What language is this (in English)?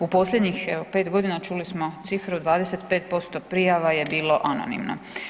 Croatian